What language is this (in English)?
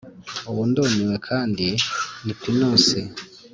Kinyarwanda